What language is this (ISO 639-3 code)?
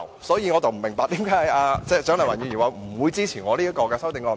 yue